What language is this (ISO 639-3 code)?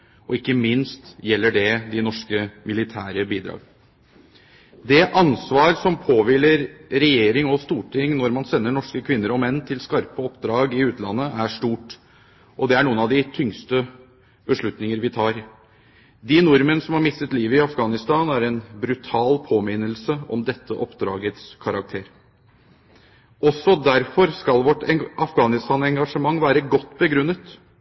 nob